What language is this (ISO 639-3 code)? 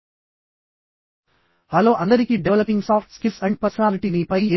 tel